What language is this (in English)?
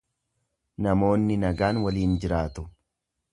Oromo